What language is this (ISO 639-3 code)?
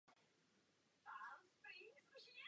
ces